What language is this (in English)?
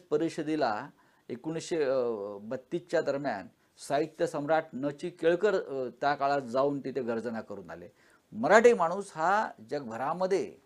Marathi